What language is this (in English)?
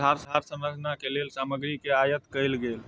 Maithili